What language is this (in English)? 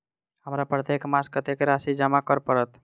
Maithili